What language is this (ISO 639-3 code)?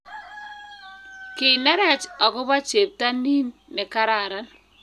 kln